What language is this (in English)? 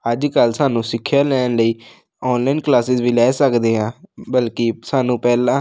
Punjabi